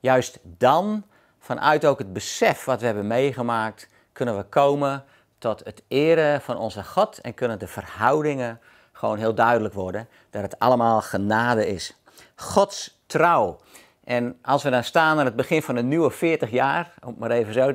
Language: Dutch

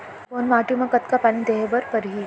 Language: Chhattisgarhi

